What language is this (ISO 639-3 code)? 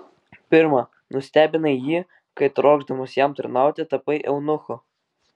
lit